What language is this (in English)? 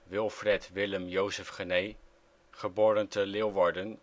Dutch